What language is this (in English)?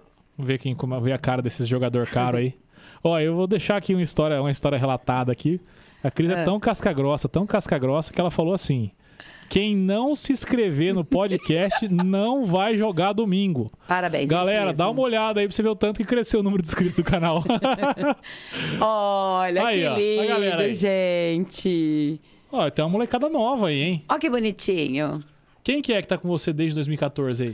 Portuguese